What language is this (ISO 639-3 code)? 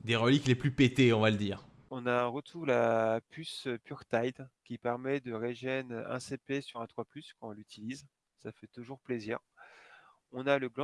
fra